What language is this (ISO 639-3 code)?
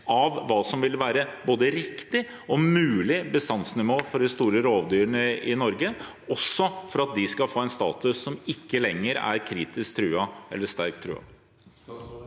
nor